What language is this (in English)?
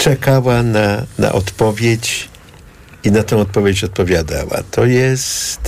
Polish